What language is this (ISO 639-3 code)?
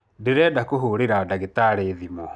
kik